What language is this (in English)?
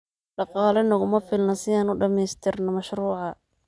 Somali